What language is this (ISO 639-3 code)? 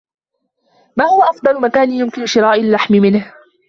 ara